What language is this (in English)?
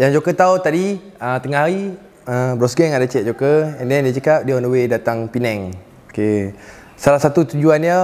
Malay